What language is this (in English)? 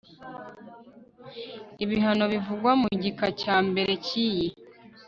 Kinyarwanda